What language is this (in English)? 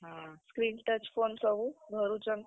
Odia